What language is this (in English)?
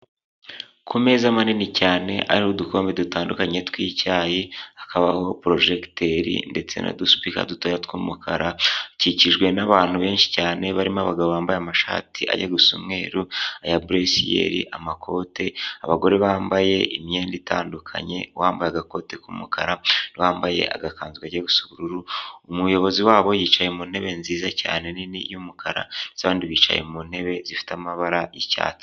Kinyarwanda